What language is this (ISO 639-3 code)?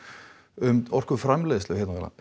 isl